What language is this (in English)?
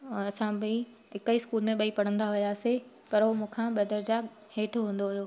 Sindhi